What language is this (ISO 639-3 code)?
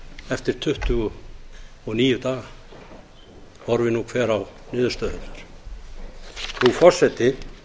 isl